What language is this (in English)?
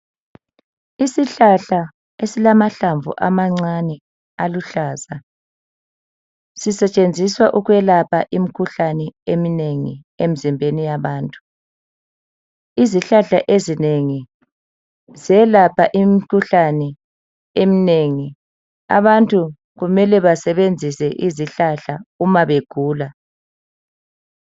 North Ndebele